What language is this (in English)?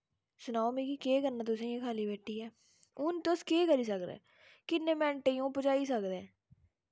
Dogri